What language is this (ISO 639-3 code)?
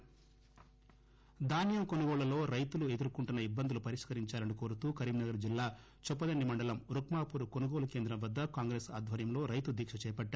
tel